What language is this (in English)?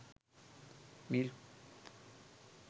Sinhala